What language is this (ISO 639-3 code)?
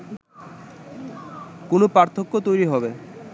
ben